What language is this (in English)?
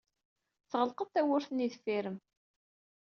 Kabyle